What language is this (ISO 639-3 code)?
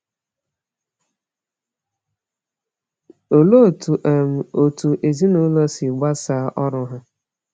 ibo